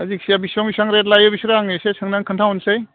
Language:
Bodo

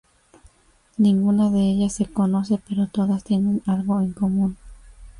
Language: Spanish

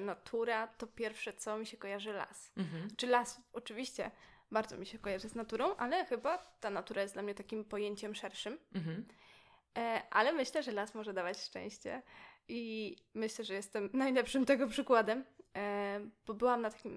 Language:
Polish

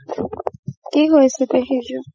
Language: Assamese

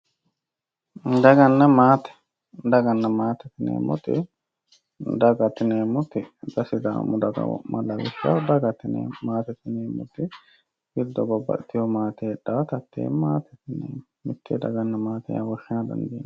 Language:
Sidamo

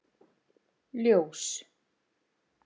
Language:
Icelandic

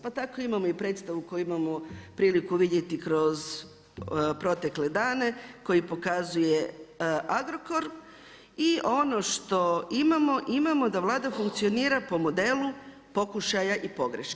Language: Croatian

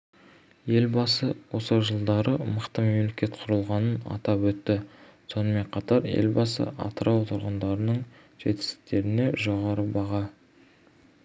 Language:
Kazakh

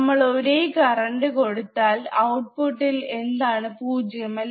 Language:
Malayalam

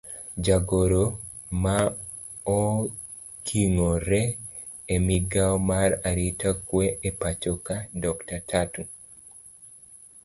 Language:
Luo (Kenya and Tanzania)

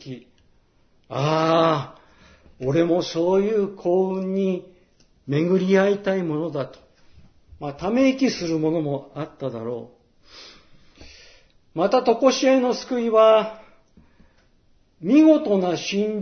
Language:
Japanese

